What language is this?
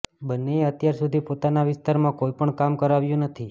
Gujarati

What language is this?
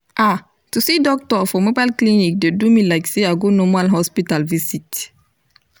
Nigerian Pidgin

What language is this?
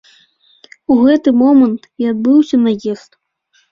Belarusian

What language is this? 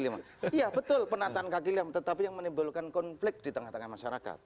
Indonesian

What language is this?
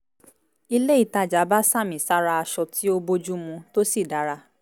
Yoruba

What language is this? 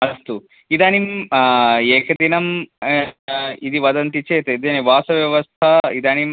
Sanskrit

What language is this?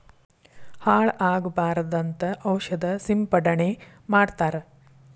Kannada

